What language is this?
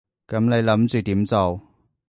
Cantonese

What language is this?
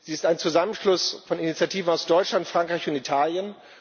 German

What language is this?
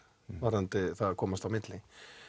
Icelandic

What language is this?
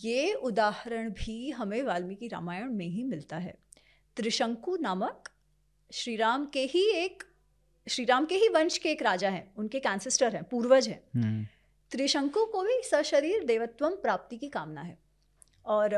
Hindi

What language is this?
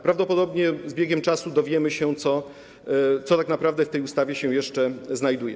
Polish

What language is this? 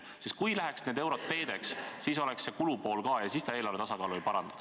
Estonian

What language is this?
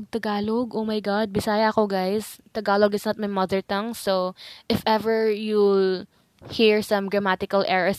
Filipino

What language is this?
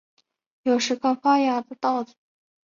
Chinese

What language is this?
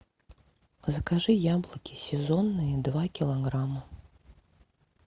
Russian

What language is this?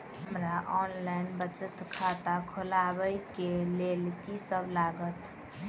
Maithili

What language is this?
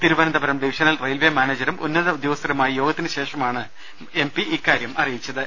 Malayalam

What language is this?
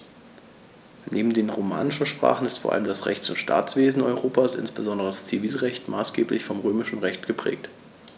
German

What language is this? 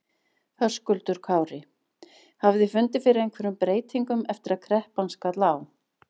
Icelandic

